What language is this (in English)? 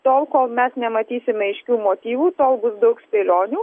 Lithuanian